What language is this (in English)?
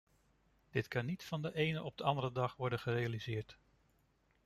Dutch